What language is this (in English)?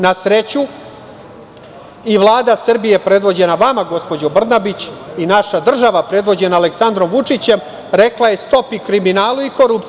Serbian